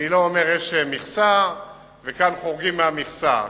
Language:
Hebrew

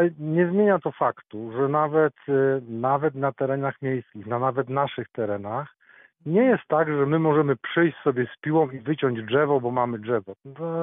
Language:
Polish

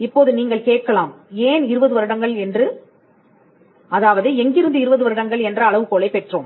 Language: Tamil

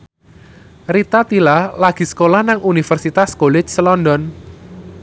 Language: Javanese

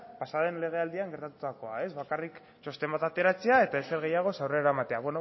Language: Basque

